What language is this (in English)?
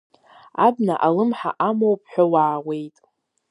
Abkhazian